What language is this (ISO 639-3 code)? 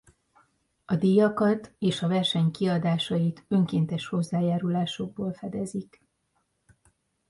hun